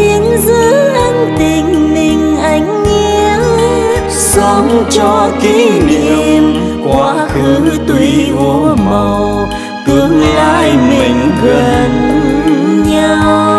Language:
Vietnamese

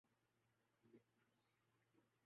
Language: Urdu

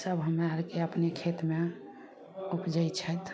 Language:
Maithili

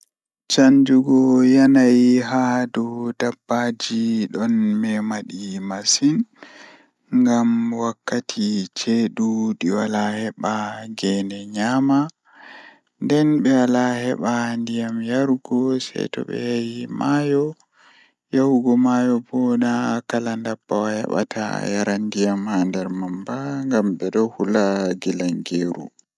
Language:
Fula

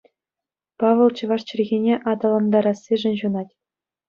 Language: Chuvash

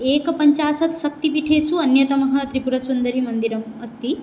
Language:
Sanskrit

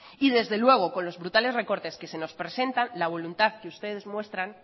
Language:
Spanish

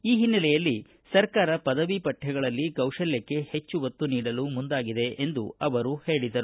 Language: Kannada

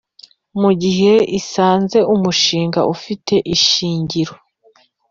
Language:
Kinyarwanda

